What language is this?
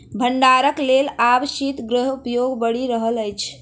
Maithili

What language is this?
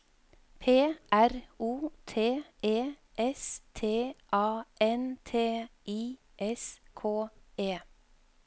Norwegian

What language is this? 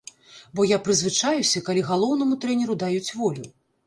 Belarusian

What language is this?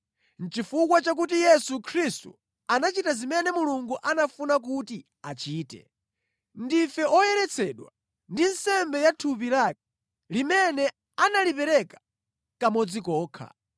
Nyanja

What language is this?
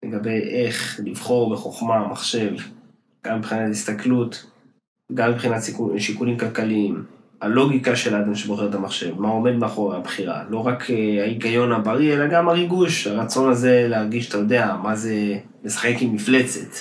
Hebrew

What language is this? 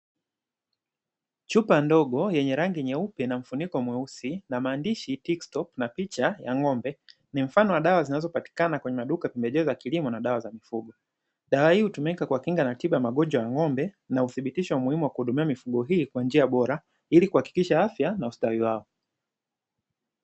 Swahili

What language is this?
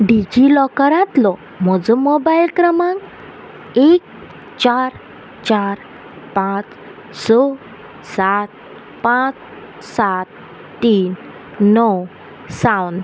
Konkani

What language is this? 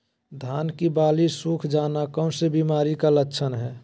Magahi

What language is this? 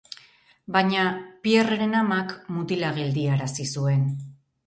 Basque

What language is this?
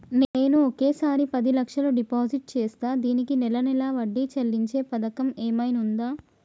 Telugu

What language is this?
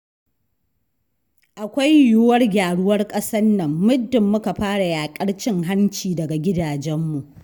Hausa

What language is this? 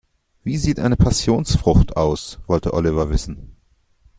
German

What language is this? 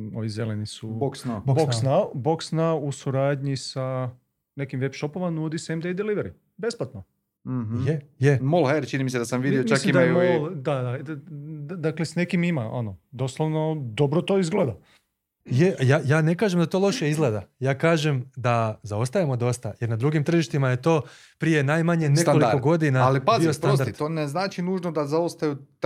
Croatian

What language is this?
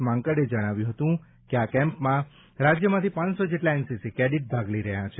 Gujarati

